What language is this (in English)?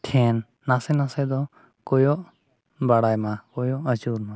Santali